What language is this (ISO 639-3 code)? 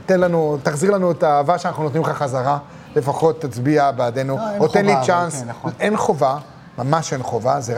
heb